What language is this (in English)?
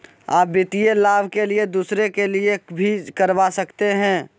Magahi